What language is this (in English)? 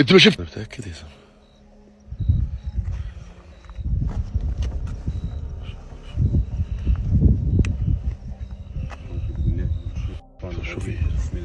Arabic